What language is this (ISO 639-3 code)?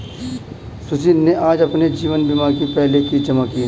hin